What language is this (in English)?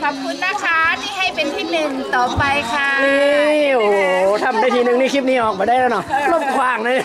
Thai